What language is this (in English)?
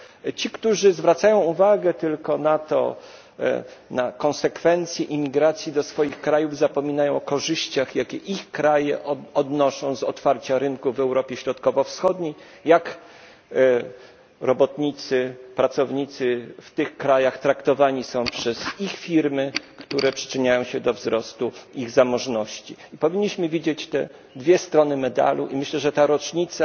Polish